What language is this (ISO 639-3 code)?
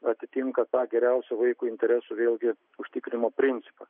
lit